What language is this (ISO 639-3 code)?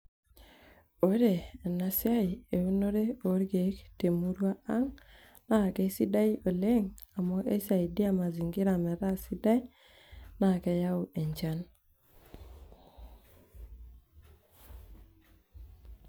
mas